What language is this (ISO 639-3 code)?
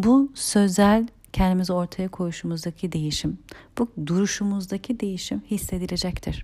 tur